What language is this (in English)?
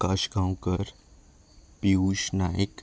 Konkani